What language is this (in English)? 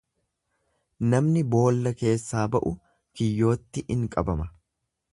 Oromo